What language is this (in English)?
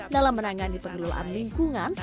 Indonesian